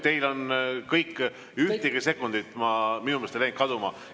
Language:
Estonian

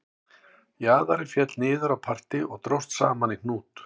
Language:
Icelandic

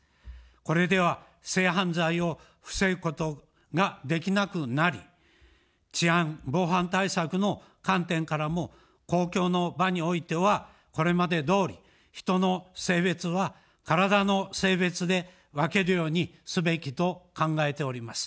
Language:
Japanese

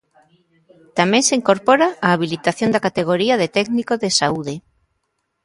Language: Galician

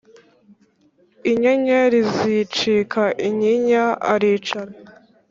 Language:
Kinyarwanda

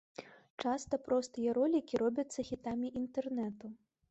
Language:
Belarusian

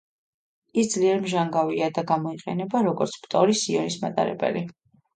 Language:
Georgian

